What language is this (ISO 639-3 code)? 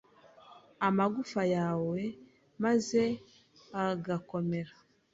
kin